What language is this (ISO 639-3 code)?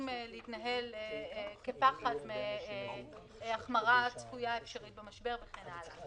heb